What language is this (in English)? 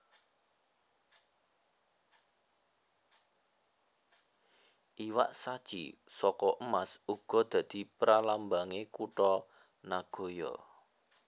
Javanese